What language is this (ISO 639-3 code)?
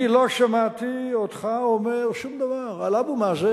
heb